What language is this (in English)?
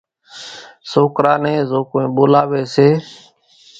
Kachi Koli